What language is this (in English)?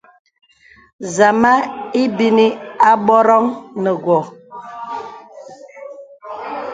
Bebele